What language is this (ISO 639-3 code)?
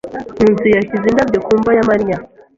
kin